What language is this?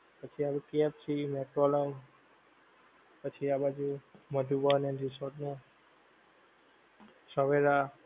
Gujarati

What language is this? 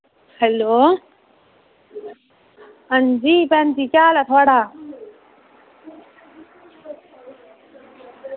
Dogri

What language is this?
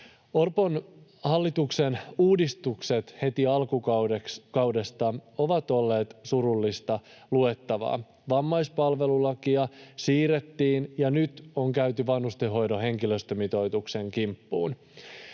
Finnish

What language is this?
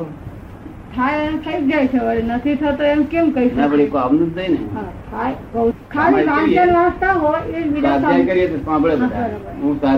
Gujarati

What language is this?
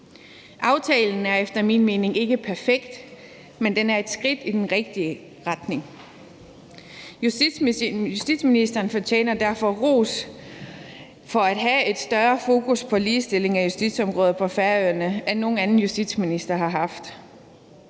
Danish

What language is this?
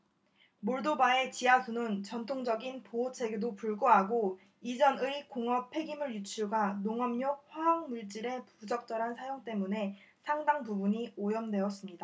Korean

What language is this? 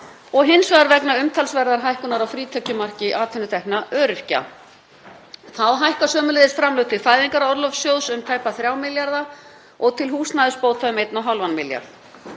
Icelandic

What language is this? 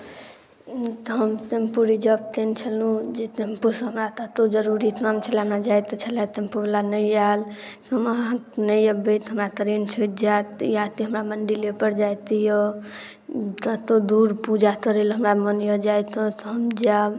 Maithili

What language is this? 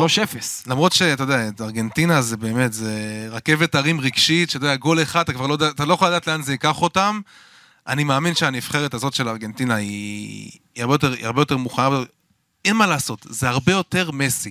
Hebrew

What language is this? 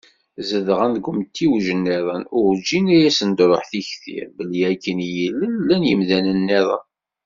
Kabyle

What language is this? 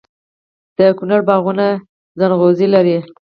Pashto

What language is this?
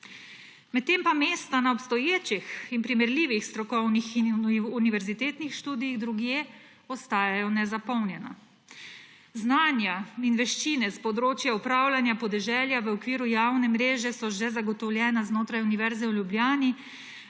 Slovenian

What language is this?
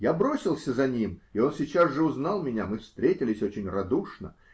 Russian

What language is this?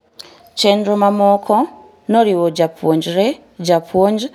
Luo (Kenya and Tanzania)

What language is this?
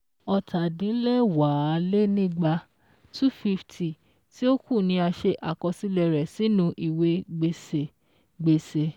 Yoruba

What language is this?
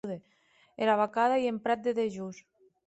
Occitan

